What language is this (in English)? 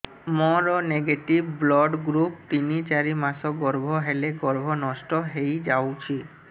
Odia